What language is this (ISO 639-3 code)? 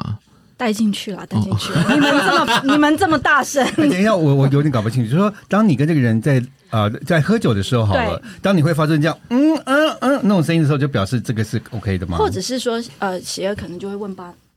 zho